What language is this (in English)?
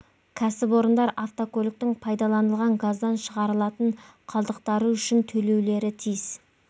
Kazakh